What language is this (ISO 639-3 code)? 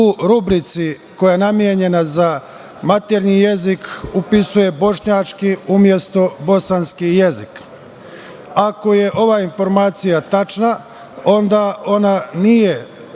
srp